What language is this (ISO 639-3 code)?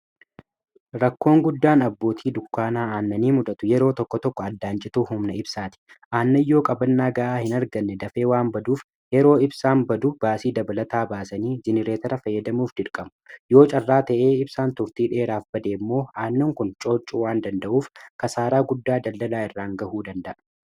orm